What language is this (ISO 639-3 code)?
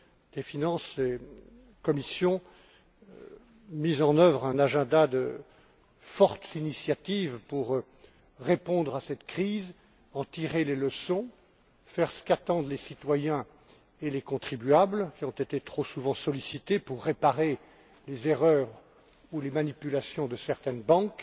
fra